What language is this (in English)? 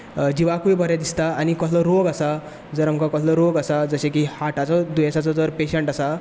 Konkani